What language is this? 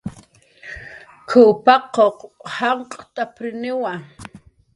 Jaqaru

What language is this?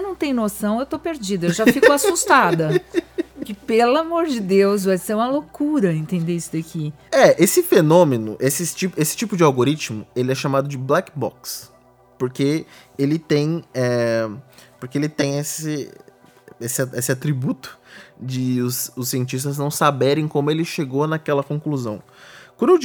Portuguese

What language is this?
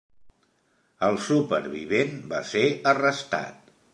Catalan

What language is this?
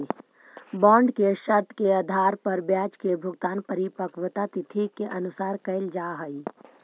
Magahi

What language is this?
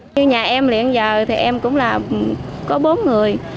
Vietnamese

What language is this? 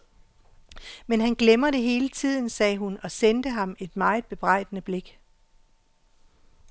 Danish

